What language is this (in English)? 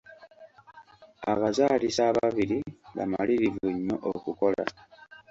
Ganda